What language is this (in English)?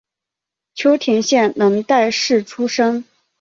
Chinese